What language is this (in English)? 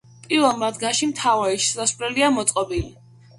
Georgian